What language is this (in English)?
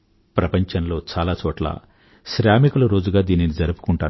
Telugu